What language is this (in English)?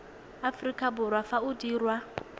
Tswana